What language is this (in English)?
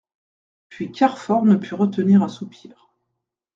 French